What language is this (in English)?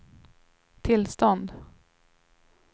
Swedish